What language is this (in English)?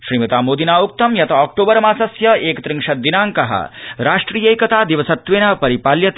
Sanskrit